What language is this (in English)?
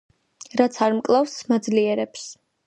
Georgian